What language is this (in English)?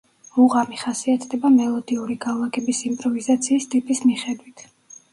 Georgian